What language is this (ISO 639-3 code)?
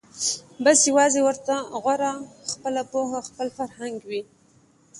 pus